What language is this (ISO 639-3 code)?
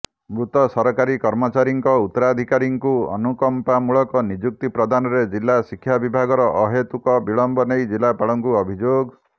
ori